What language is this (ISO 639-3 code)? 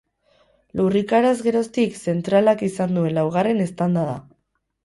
eus